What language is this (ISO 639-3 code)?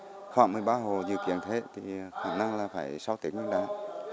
vie